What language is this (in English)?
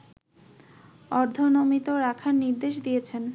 Bangla